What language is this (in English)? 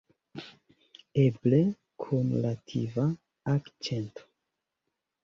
Esperanto